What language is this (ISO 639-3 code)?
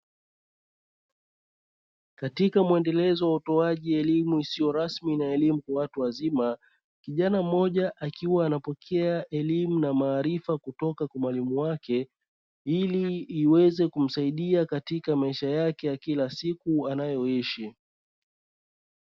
swa